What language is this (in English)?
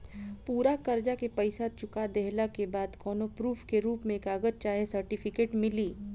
Bhojpuri